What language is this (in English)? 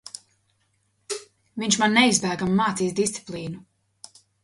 Latvian